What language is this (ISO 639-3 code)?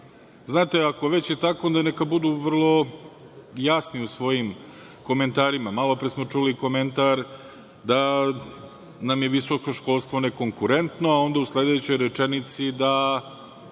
srp